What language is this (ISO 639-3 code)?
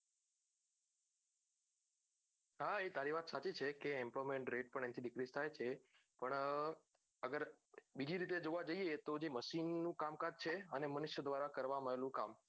guj